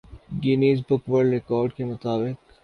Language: Urdu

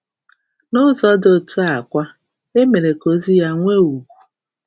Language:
Igbo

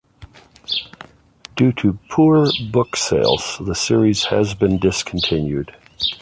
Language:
English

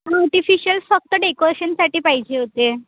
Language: Marathi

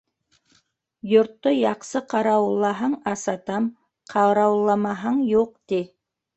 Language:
Bashkir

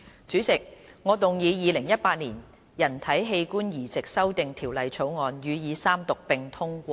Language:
Cantonese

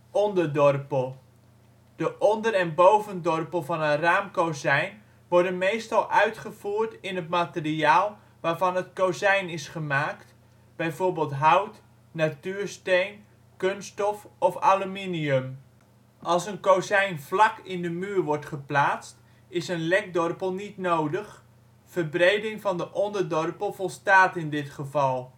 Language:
Dutch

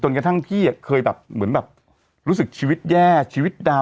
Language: Thai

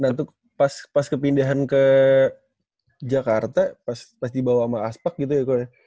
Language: Indonesian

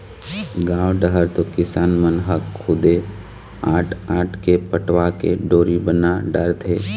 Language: Chhattisgarhi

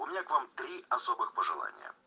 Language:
Russian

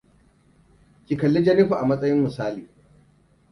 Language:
Hausa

